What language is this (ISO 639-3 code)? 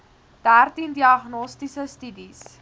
afr